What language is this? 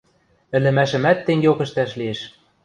Western Mari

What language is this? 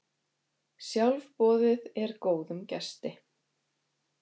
Icelandic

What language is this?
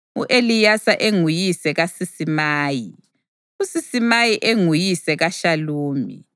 North Ndebele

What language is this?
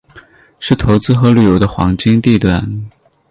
Chinese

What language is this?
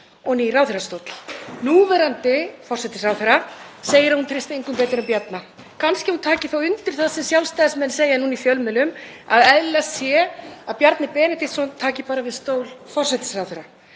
Icelandic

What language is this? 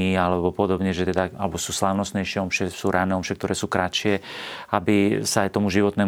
Slovak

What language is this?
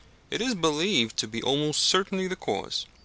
English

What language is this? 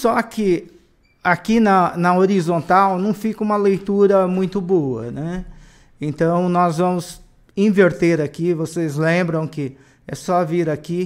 Portuguese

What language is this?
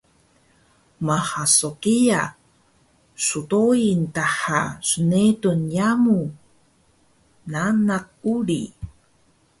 Taroko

